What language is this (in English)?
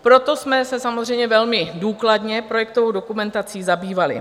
Czech